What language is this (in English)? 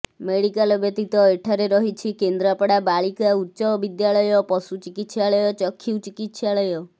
Odia